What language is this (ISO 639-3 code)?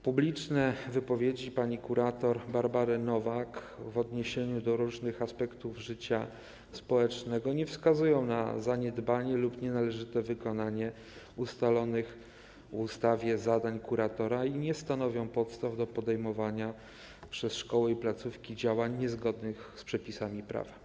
pol